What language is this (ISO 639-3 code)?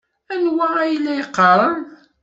kab